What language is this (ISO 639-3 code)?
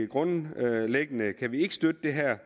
dan